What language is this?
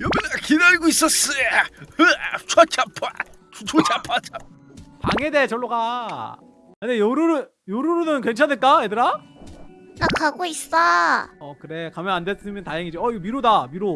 Korean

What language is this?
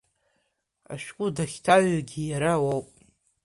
Abkhazian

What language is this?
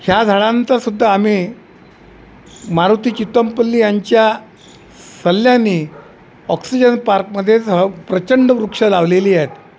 Marathi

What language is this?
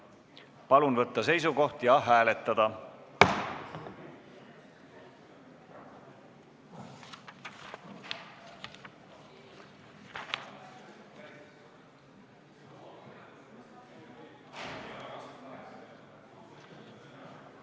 Estonian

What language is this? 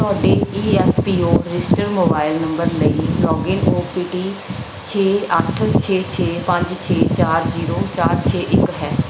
Punjabi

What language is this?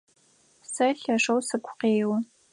Adyghe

